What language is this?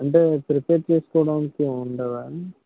Telugu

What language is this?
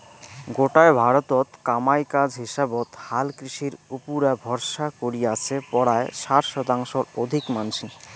Bangla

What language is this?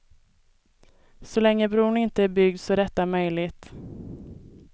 Swedish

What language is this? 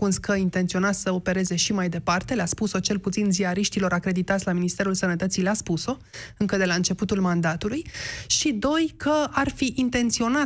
Romanian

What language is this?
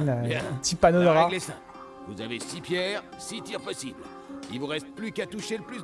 French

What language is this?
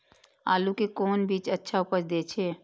Maithili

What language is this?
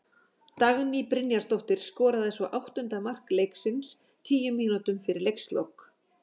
Icelandic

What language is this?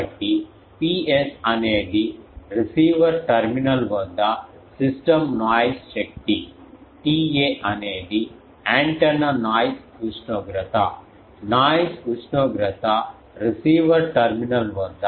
Telugu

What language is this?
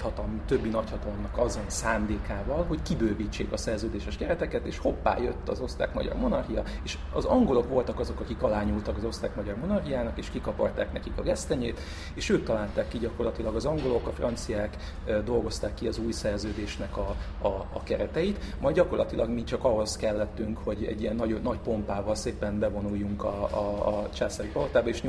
Hungarian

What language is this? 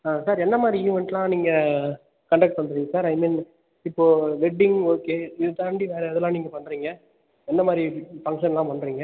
Tamil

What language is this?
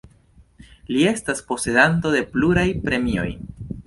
Esperanto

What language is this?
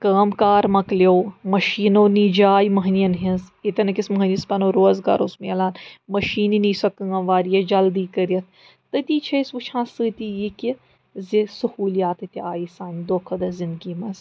Kashmiri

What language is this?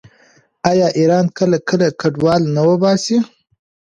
Pashto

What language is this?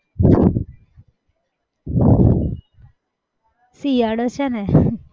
Gujarati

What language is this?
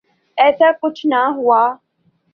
Urdu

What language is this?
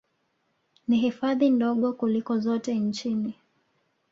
Swahili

